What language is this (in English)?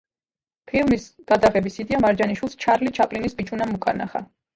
Georgian